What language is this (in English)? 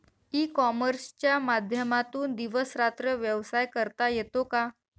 Marathi